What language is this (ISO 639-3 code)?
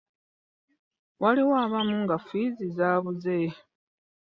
lug